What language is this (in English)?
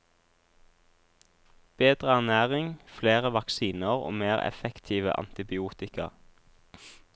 Norwegian